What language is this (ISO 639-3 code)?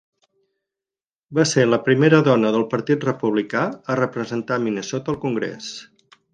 cat